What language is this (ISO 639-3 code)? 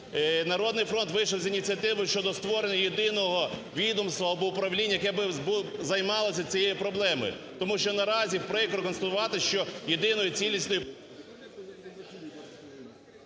ukr